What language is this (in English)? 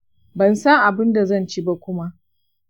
Hausa